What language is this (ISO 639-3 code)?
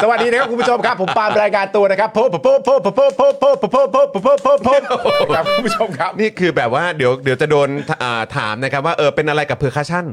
tha